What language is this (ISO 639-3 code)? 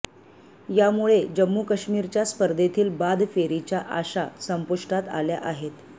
mar